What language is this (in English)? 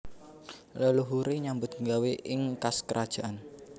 Javanese